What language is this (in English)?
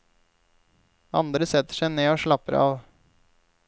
Norwegian